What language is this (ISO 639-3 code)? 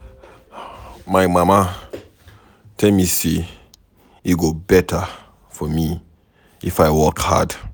pcm